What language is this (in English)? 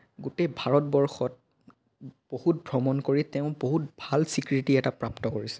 Assamese